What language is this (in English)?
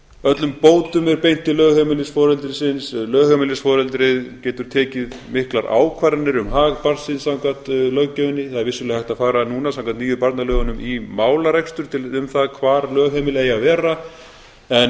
Icelandic